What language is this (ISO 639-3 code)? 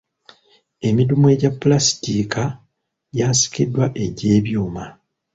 lug